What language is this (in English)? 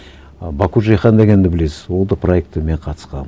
Kazakh